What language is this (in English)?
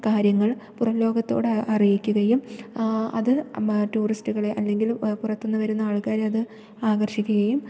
Malayalam